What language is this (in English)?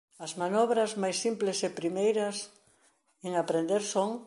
Galician